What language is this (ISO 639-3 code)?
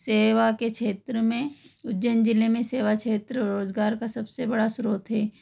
hin